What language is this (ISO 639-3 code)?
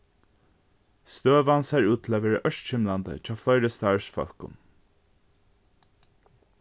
fao